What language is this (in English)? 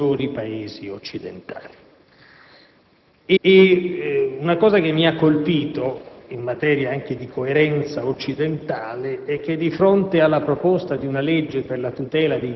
Italian